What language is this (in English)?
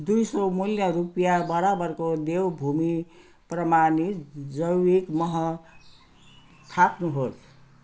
Nepali